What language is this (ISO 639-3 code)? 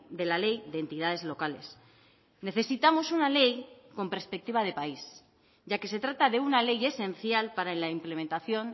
spa